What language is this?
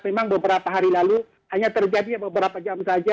Indonesian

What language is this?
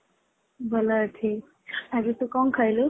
Odia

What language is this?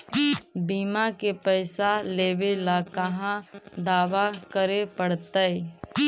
Magahi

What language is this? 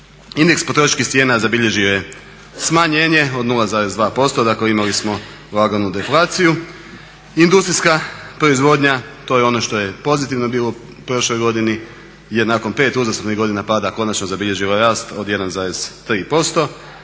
Croatian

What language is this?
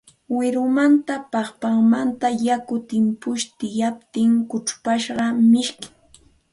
Santa Ana de Tusi Pasco Quechua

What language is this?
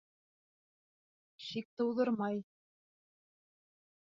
Bashkir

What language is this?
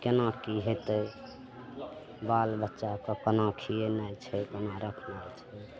Maithili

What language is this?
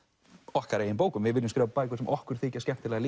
Icelandic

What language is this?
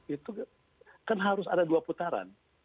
Indonesian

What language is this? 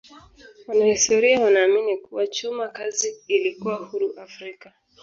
Swahili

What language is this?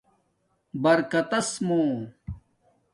Domaaki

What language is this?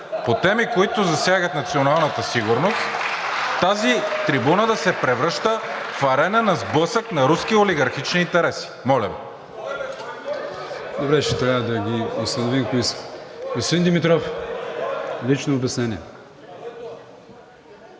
Bulgarian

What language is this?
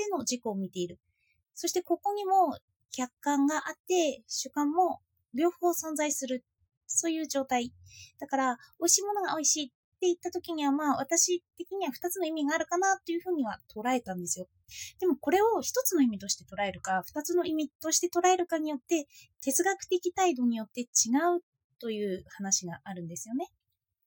Japanese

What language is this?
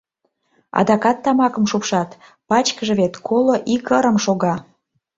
Mari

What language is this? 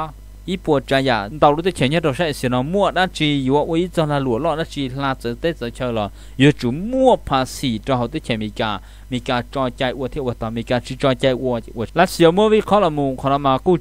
Thai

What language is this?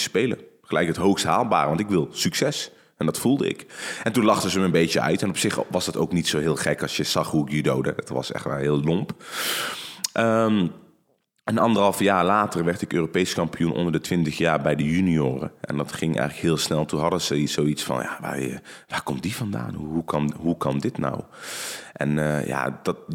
Dutch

